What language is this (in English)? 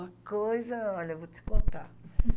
Portuguese